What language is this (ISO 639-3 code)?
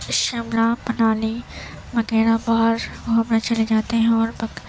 urd